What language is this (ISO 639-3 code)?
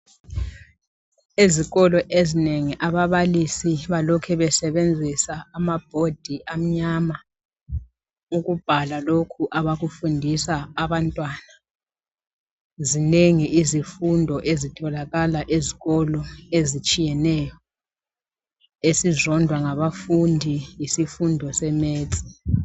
nde